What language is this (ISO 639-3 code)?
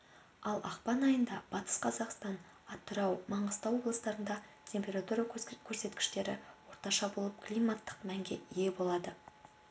kaz